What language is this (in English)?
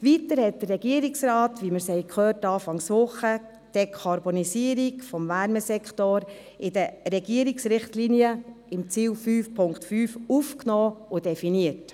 Swiss German